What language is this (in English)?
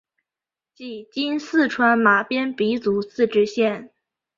Chinese